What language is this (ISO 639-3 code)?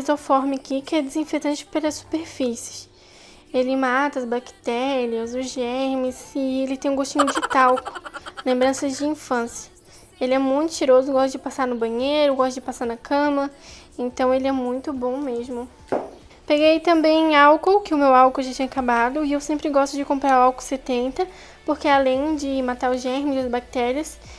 por